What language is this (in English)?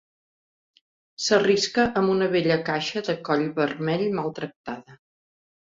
Catalan